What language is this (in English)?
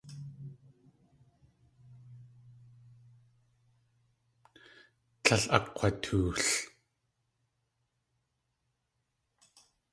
Tlingit